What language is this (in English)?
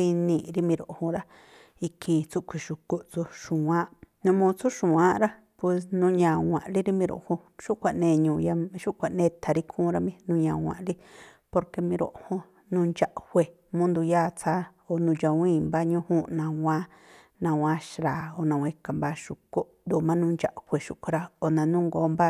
Tlacoapa Me'phaa